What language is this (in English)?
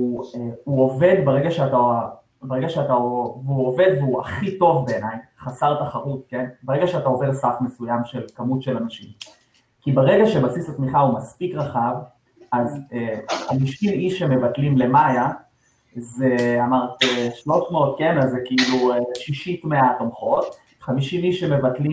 Hebrew